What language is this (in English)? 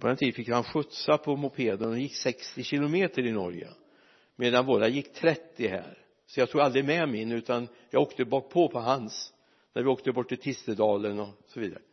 Swedish